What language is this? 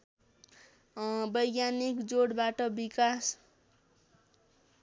Nepali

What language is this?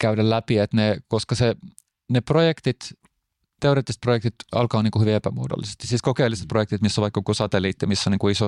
Finnish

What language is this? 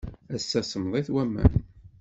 Kabyle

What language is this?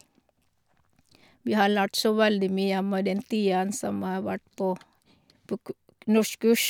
Norwegian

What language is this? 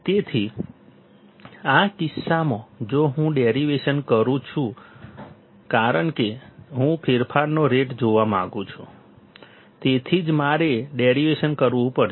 Gujarati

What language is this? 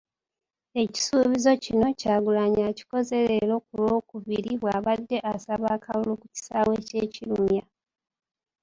Ganda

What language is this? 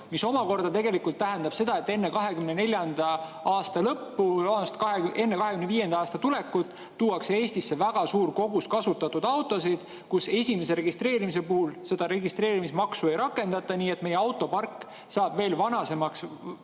Estonian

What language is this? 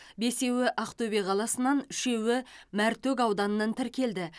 Kazakh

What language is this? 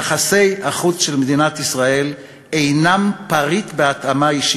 Hebrew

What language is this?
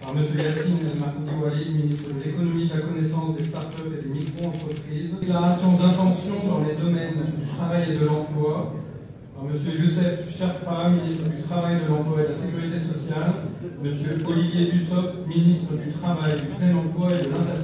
French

